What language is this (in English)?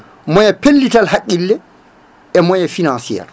Fula